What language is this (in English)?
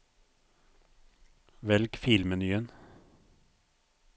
Norwegian